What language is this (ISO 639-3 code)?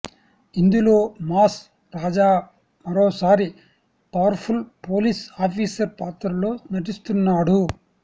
tel